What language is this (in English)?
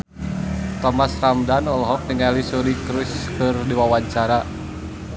Sundanese